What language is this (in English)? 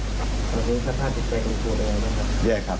Thai